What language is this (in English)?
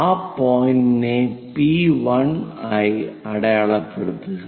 Malayalam